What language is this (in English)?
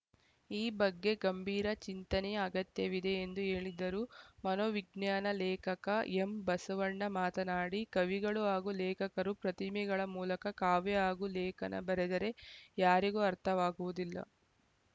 Kannada